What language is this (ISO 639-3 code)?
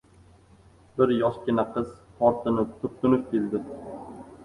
uzb